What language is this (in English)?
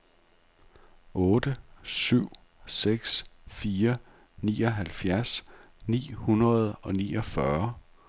Danish